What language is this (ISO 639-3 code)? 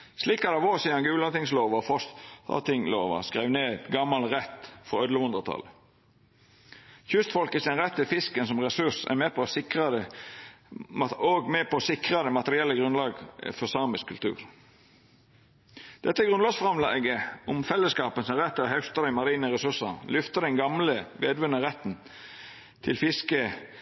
nno